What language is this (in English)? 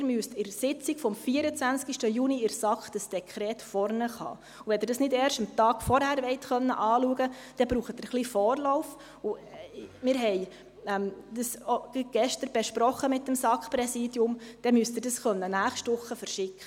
Swiss German